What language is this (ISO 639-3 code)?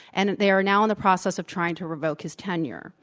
eng